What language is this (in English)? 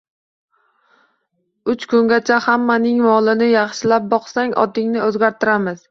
Uzbek